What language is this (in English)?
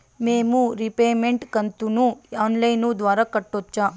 Telugu